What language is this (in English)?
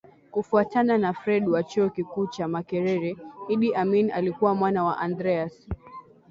Swahili